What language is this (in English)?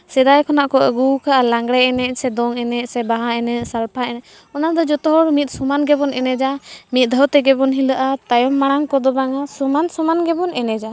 Santali